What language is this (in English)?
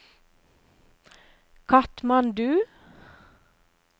Norwegian